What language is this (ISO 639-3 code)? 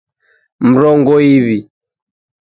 dav